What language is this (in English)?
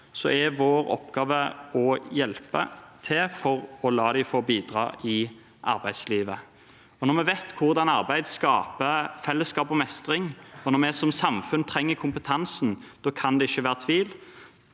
Norwegian